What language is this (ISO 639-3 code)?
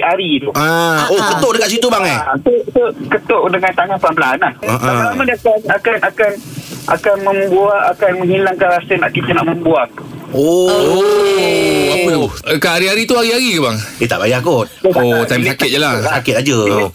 msa